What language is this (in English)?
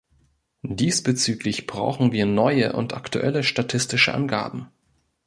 German